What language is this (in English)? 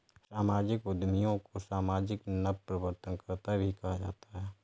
Hindi